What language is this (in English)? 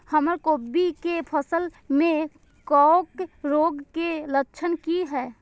Maithili